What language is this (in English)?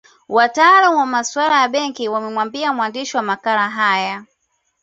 Swahili